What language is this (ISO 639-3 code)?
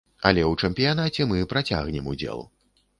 bel